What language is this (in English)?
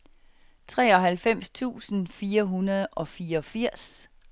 Danish